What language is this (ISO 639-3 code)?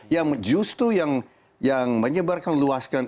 ind